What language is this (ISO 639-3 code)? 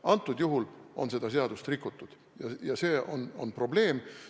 est